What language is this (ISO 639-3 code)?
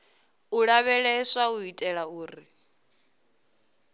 ven